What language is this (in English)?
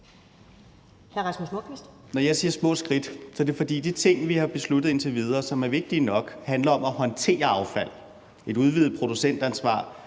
Danish